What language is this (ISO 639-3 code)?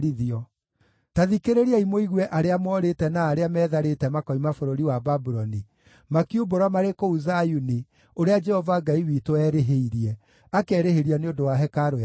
kik